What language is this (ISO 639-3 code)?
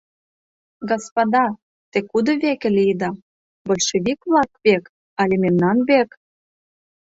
chm